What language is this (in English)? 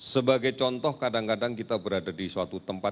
Indonesian